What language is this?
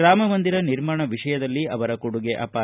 Kannada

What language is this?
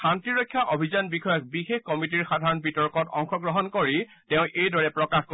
Assamese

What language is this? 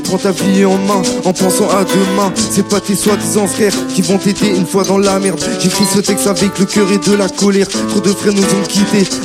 French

